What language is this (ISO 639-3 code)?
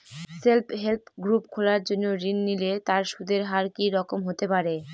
ben